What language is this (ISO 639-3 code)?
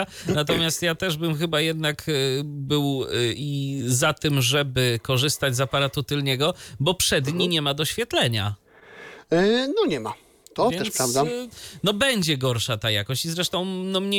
pol